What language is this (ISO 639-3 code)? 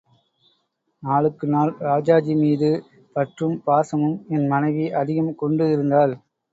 tam